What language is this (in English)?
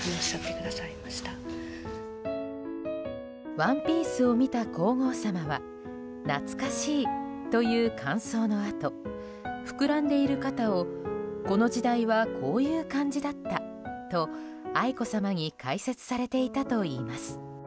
Japanese